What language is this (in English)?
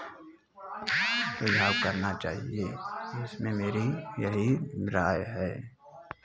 Hindi